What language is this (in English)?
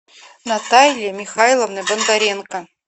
Russian